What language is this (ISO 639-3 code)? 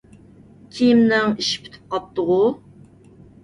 uig